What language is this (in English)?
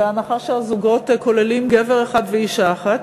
Hebrew